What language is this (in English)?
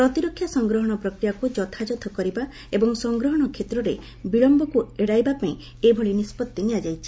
Odia